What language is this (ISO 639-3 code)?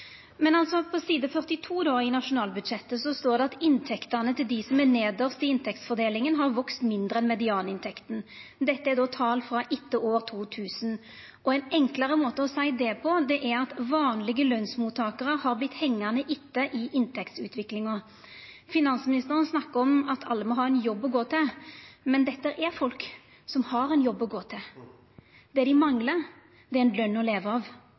nno